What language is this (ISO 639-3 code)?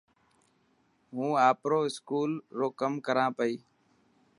mki